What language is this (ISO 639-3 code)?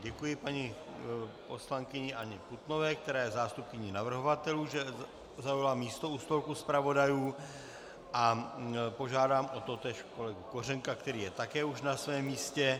ces